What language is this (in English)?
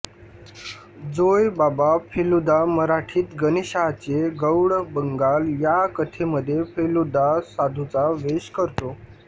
Marathi